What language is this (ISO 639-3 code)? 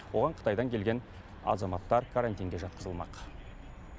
kaz